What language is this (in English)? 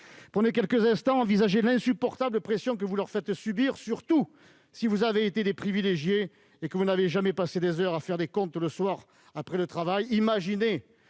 French